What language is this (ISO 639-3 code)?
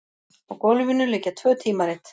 isl